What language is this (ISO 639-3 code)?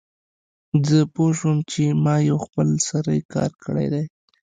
pus